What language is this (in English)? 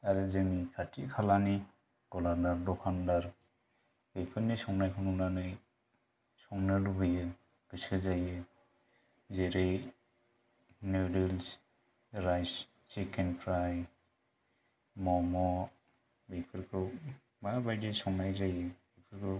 Bodo